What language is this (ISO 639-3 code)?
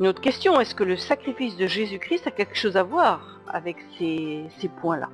fra